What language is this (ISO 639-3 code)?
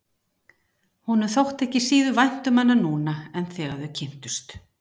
isl